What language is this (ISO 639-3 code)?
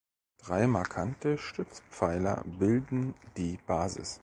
deu